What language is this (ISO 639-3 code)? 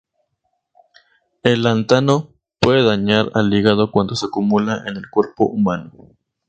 spa